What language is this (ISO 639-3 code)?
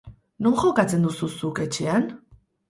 eus